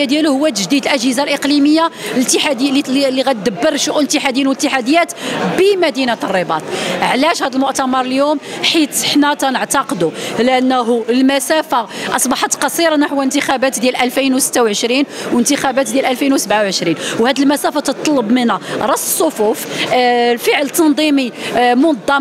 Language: Arabic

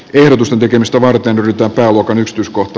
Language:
Finnish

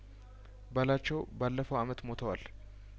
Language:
Amharic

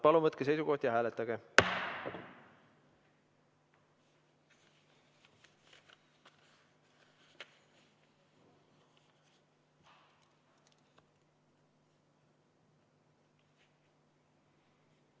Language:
Estonian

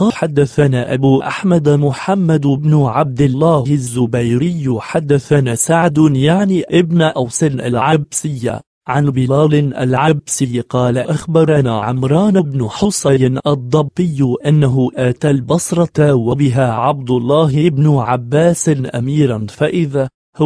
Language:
Arabic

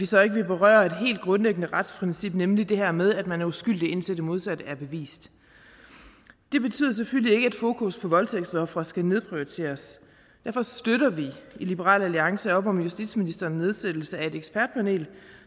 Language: Danish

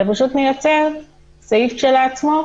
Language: Hebrew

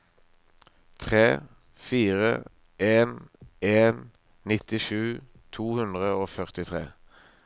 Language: Norwegian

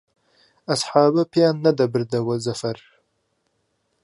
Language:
Central Kurdish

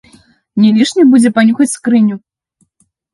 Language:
Belarusian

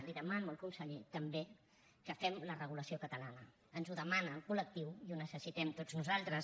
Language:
Catalan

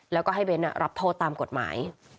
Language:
Thai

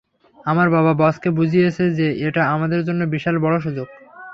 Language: Bangla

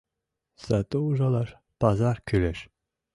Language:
Mari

